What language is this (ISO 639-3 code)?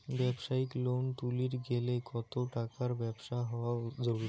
ben